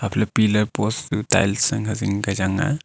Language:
Wancho Naga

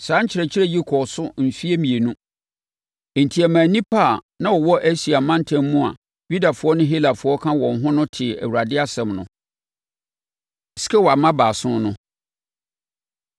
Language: Akan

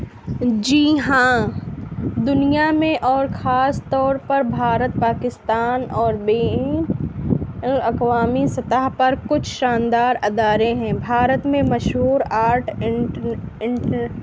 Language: Urdu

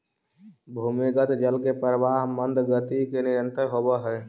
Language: Magahi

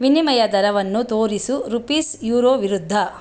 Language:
Kannada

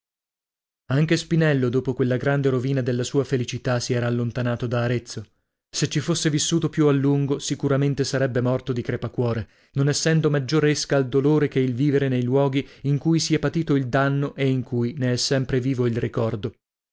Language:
Italian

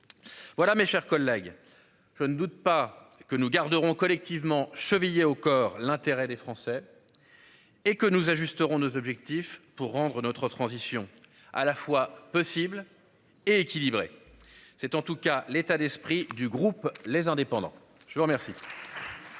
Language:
French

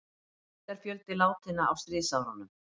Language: Icelandic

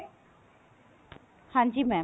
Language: Punjabi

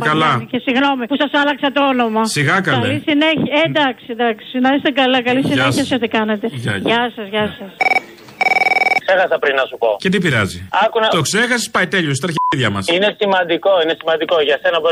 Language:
Greek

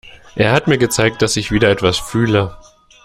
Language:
German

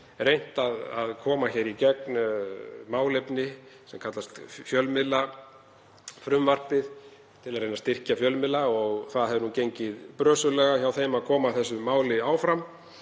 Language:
Icelandic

